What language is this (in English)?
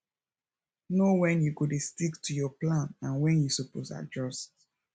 Nigerian Pidgin